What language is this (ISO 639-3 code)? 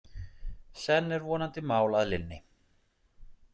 isl